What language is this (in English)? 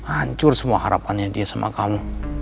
Indonesian